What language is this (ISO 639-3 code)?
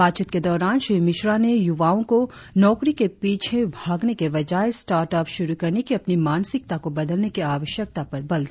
hin